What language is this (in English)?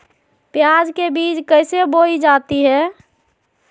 Magahi